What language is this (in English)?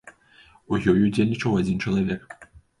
Belarusian